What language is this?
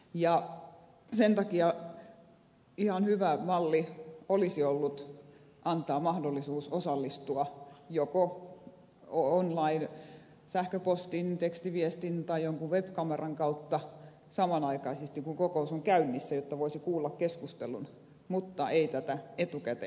Finnish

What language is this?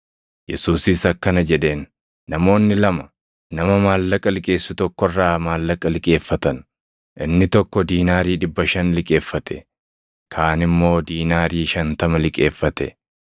Oromo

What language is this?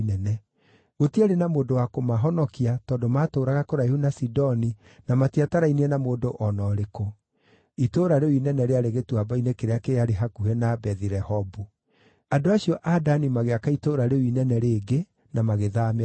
Kikuyu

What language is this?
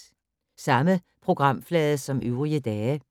Danish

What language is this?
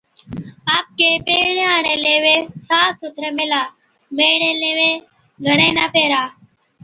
Od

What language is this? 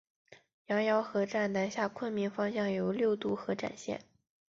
Chinese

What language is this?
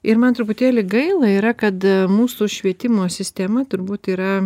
Lithuanian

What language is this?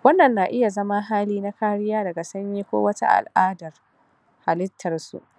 Hausa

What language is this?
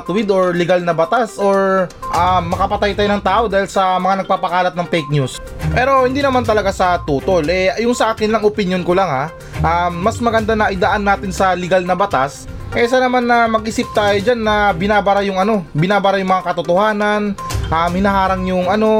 Filipino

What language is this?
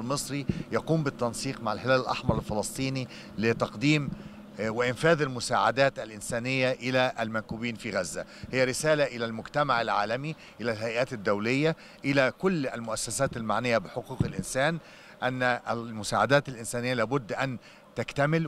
Arabic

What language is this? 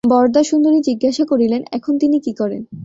Bangla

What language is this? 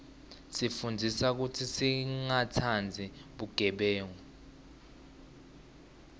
Swati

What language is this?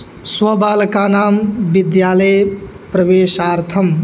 Sanskrit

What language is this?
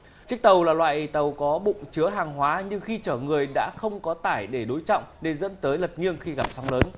Vietnamese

